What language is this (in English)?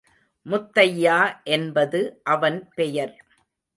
Tamil